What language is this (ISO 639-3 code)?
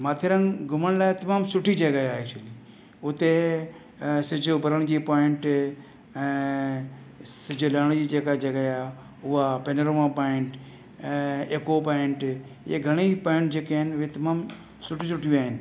snd